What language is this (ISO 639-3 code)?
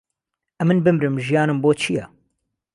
ckb